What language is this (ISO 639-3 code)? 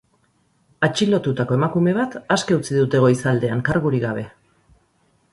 eus